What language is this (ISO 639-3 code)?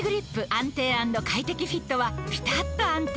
jpn